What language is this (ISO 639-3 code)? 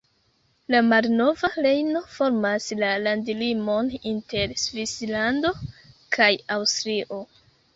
epo